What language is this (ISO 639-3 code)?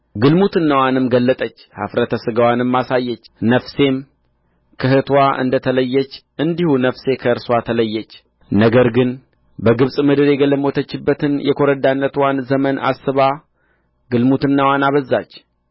amh